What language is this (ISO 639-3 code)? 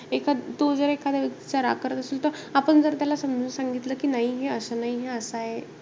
mar